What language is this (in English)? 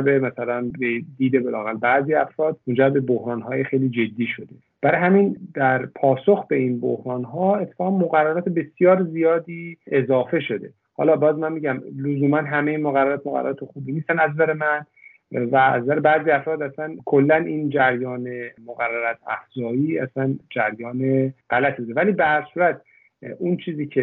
Persian